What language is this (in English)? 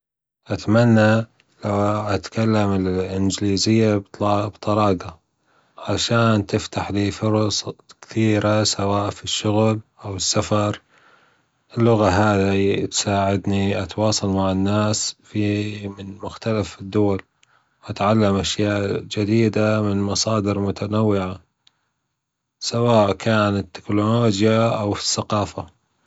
Gulf Arabic